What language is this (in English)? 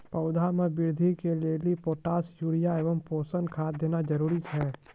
Maithili